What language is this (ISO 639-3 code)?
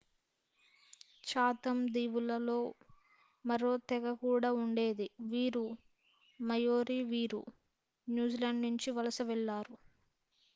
tel